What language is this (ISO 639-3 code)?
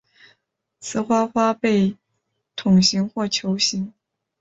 zho